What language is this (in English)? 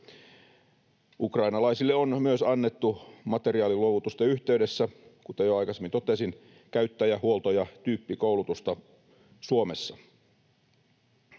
Finnish